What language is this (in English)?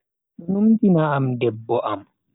Bagirmi Fulfulde